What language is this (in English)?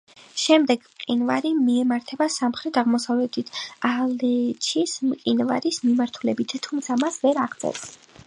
Georgian